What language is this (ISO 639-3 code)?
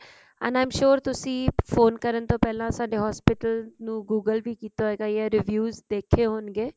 pan